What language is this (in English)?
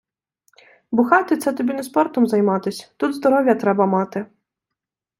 Ukrainian